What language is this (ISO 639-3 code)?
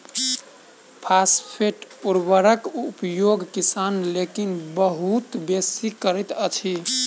mai